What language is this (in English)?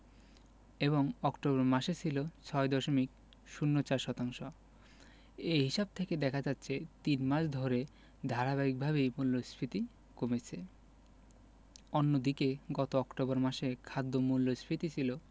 Bangla